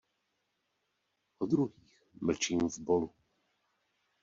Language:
Czech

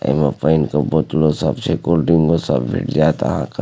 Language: Maithili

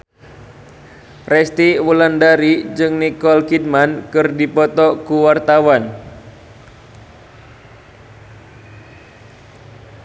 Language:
Sundanese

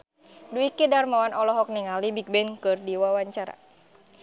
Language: Sundanese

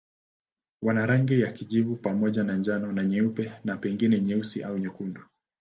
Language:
Swahili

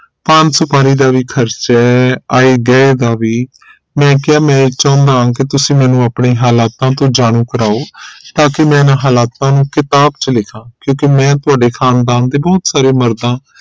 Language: Punjabi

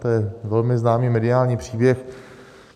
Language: Czech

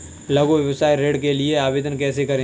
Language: Hindi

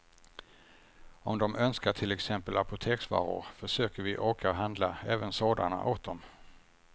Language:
Swedish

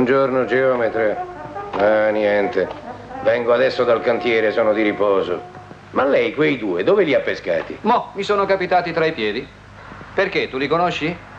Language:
Italian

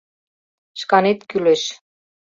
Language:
Mari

